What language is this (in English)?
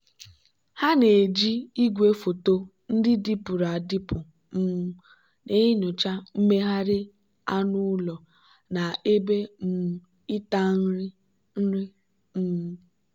Igbo